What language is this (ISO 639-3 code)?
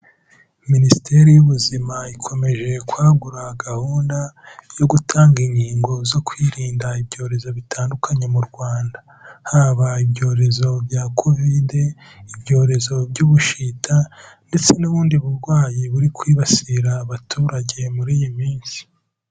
kin